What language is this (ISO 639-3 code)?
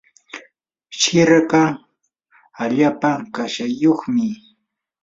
qur